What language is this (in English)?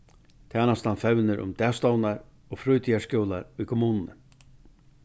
Faroese